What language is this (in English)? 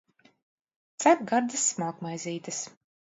Latvian